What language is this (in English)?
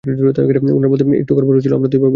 Bangla